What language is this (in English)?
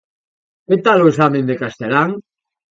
Galician